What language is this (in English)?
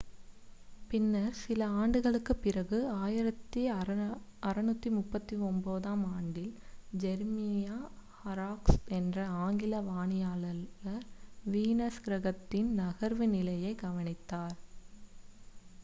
Tamil